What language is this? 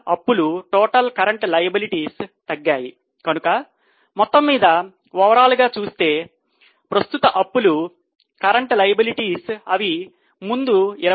Telugu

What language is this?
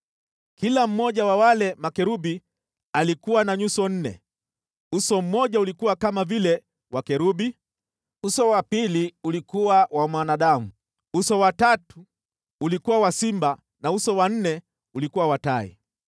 Swahili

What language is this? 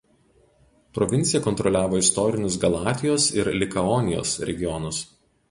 Lithuanian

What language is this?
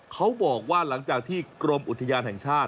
Thai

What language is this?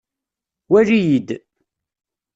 Kabyle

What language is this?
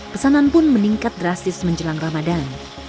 Indonesian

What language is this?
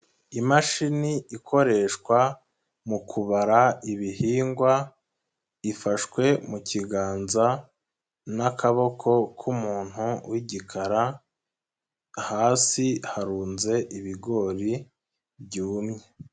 Kinyarwanda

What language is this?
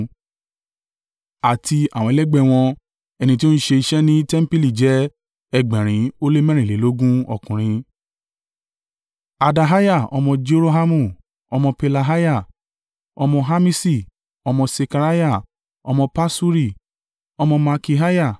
Yoruba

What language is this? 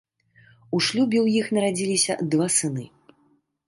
Belarusian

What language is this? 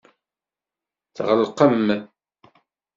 Kabyle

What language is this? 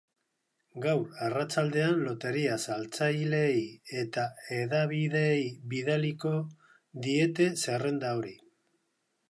Basque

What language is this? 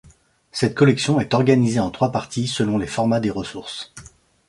French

